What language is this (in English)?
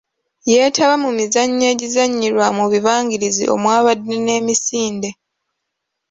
Ganda